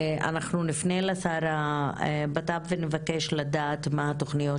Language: Hebrew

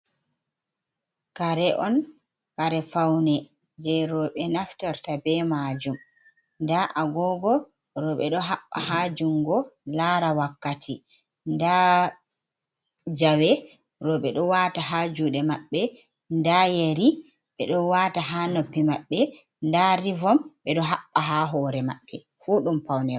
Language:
Fula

